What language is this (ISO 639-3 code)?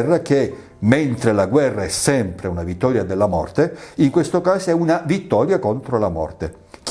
ita